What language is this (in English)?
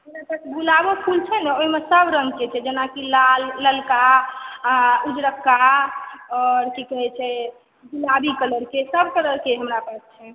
Maithili